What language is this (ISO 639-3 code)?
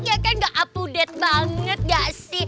ind